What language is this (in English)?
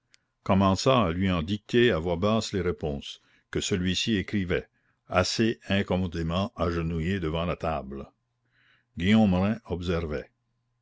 French